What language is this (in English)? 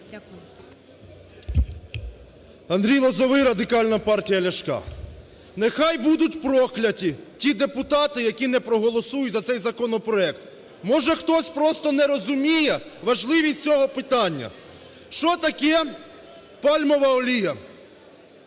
Ukrainian